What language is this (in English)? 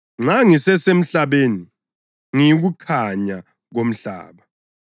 North Ndebele